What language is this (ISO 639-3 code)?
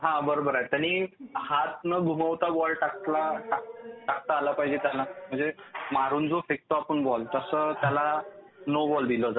mar